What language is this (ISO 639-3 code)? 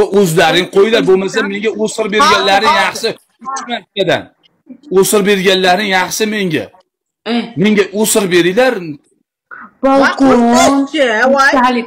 tur